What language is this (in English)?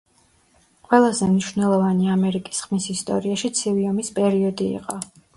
Georgian